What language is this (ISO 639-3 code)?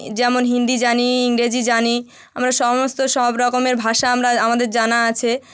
ben